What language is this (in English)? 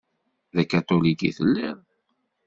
Kabyle